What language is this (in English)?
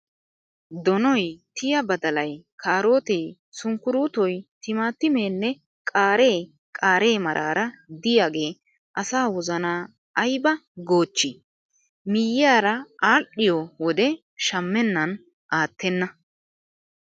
Wolaytta